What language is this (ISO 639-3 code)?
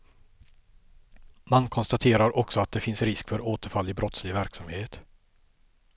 swe